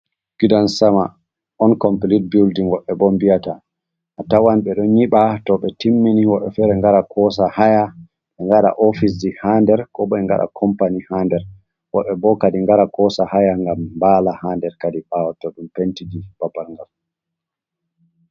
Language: Fula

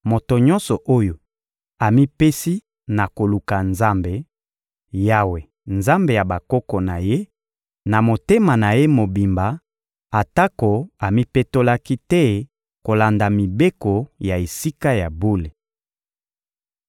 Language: Lingala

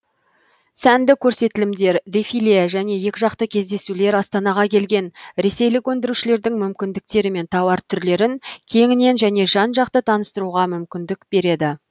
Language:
Kazakh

